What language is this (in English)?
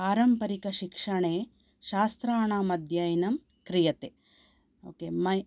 Sanskrit